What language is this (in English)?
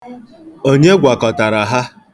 Igbo